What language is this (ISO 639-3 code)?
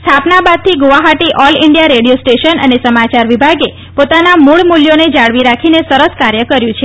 guj